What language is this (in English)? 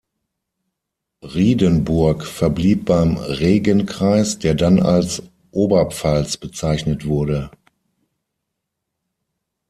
German